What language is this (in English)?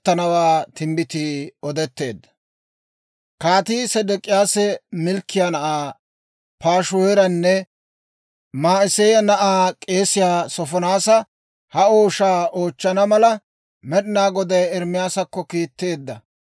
Dawro